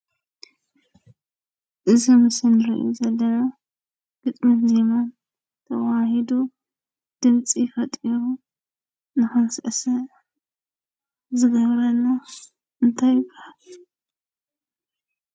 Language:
Tigrinya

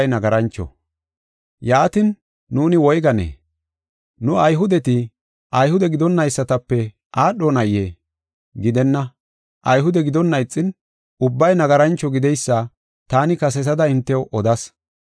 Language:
Gofa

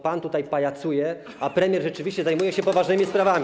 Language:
Polish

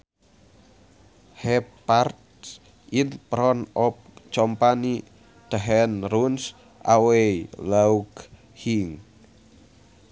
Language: Sundanese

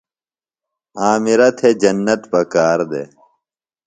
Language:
Phalura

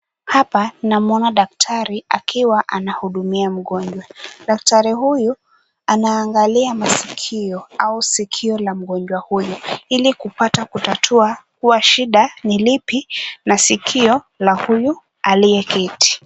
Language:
Swahili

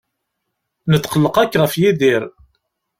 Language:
Kabyle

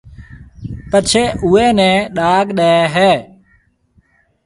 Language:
Marwari (Pakistan)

